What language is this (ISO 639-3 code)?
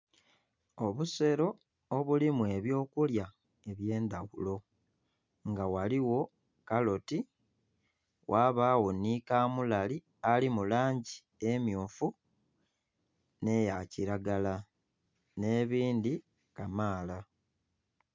xog